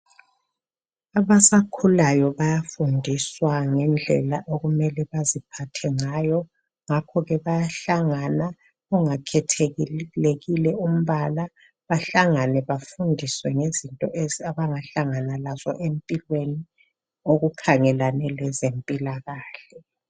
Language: North Ndebele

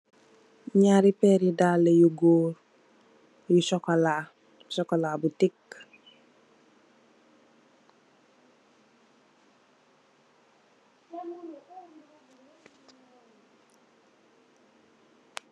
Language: Wolof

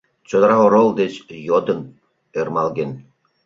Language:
Mari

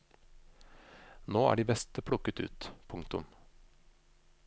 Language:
Norwegian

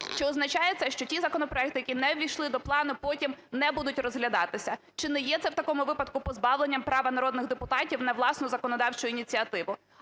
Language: Ukrainian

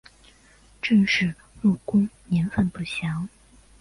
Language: Chinese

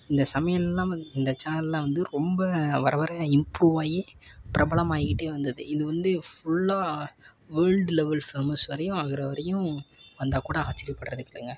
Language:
Tamil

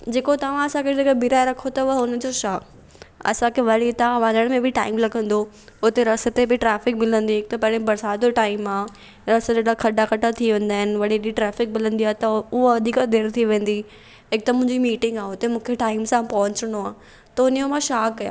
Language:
Sindhi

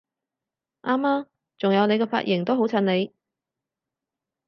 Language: Cantonese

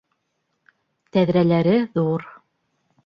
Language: Bashkir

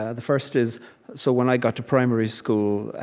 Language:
English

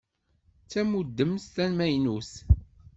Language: Kabyle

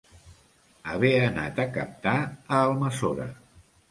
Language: Catalan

